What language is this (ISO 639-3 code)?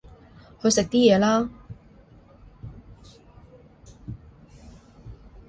yue